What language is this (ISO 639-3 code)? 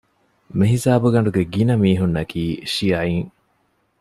div